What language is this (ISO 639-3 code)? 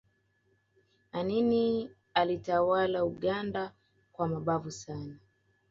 swa